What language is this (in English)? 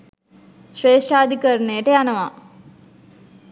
Sinhala